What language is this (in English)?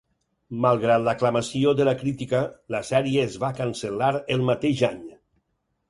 Catalan